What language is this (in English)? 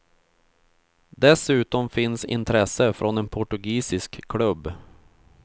Swedish